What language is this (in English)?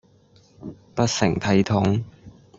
Cantonese